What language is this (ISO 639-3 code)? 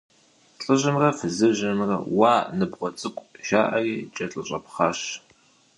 kbd